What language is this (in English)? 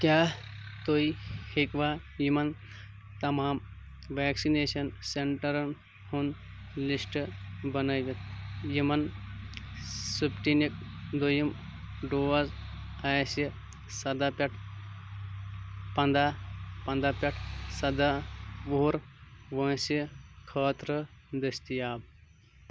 Kashmiri